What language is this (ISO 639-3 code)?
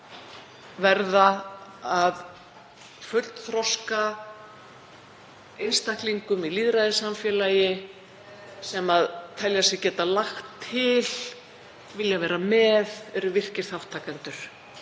isl